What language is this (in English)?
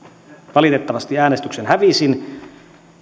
Finnish